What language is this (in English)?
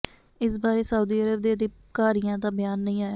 Punjabi